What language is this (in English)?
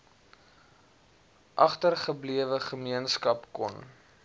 Afrikaans